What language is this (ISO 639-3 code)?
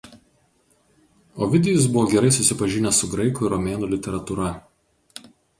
lit